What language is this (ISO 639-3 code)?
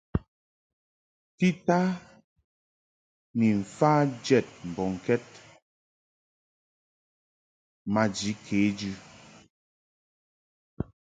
mhk